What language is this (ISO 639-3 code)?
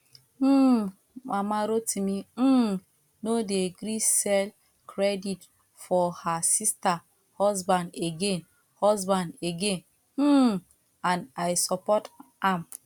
pcm